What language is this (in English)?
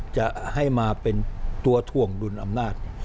Thai